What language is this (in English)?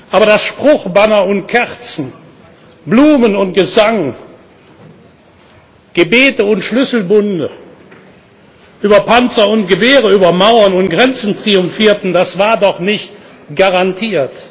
German